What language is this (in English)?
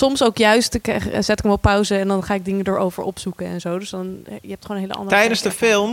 Dutch